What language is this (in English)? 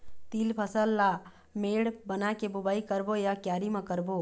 Chhattisgarhi